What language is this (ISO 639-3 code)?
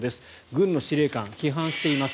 jpn